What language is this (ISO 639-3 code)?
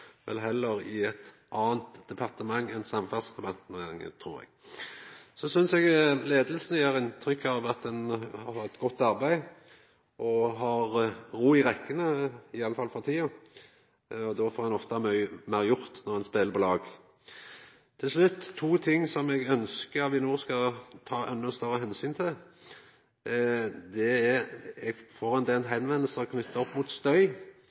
nno